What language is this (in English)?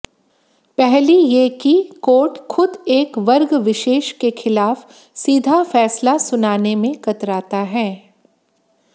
Hindi